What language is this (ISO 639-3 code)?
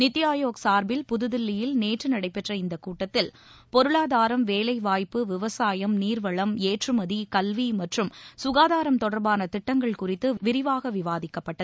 tam